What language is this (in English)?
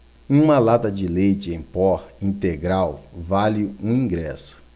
Portuguese